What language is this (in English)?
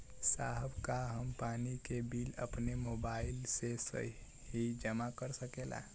Bhojpuri